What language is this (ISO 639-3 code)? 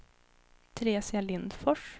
swe